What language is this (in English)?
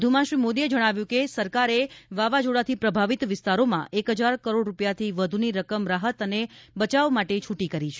Gujarati